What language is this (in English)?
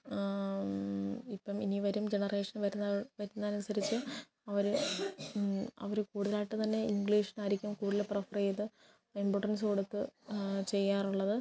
Malayalam